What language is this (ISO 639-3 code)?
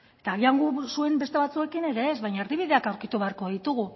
eus